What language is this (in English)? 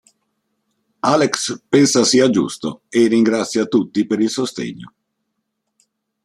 Italian